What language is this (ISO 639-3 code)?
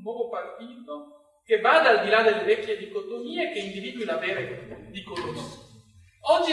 ita